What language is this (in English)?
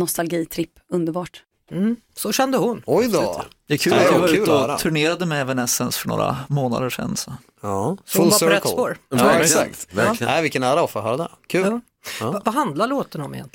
Swedish